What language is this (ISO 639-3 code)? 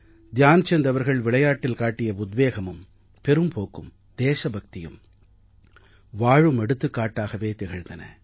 tam